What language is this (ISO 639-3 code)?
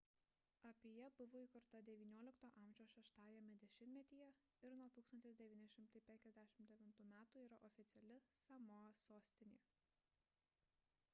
lit